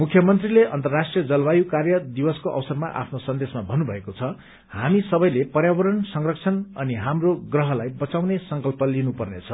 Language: Nepali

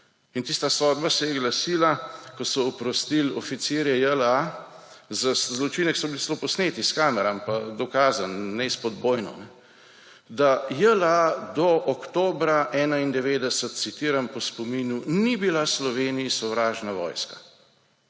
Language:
Slovenian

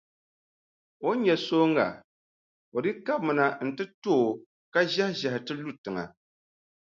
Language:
Dagbani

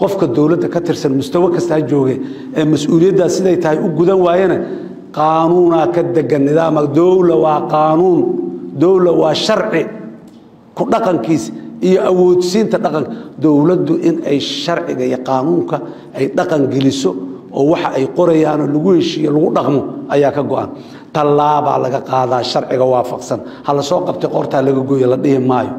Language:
Arabic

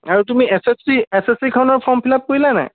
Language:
Assamese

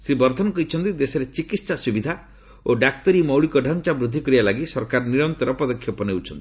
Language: Odia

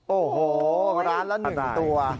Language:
Thai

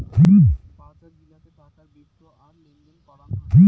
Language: Bangla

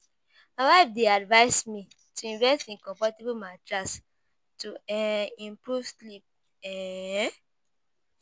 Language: Nigerian Pidgin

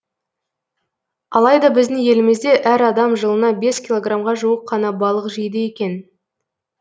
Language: Kazakh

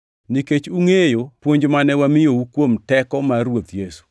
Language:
Luo (Kenya and Tanzania)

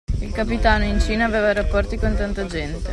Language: Italian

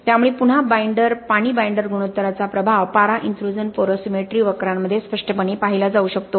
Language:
Marathi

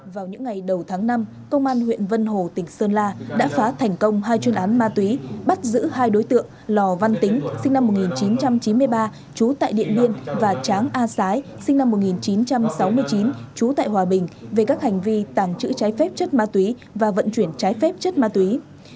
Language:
Vietnamese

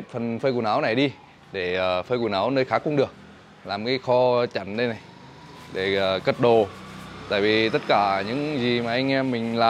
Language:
Vietnamese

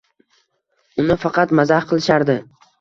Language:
Uzbek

